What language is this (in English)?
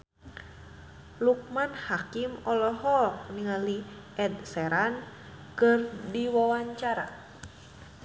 Sundanese